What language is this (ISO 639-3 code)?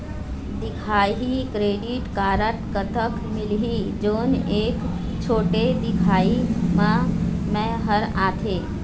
hne